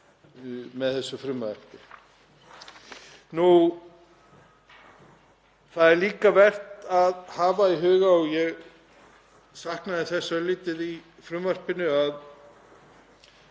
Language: Icelandic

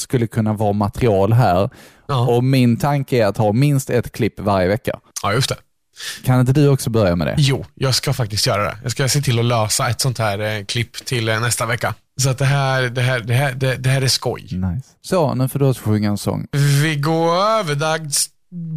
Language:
Swedish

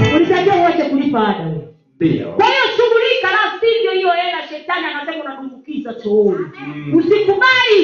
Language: Swahili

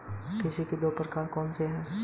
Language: Hindi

